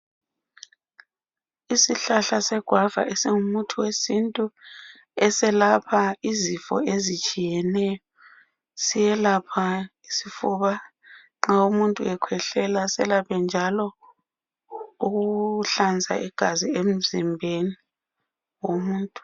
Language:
North Ndebele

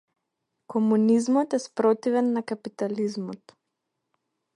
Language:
Macedonian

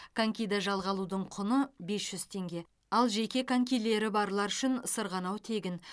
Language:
Kazakh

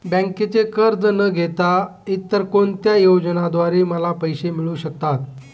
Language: Marathi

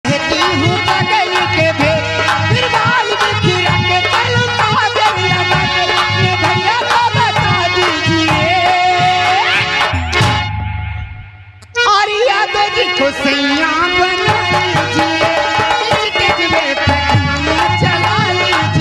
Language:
Arabic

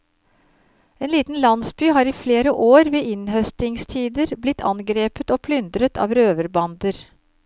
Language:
Norwegian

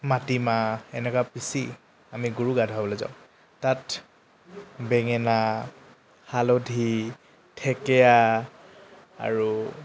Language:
Assamese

